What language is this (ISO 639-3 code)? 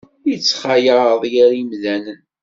kab